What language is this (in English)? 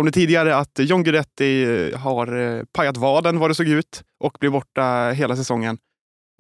Swedish